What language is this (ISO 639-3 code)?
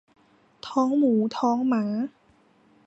tha